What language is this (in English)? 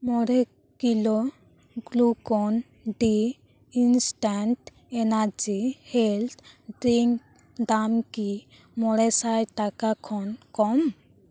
Santali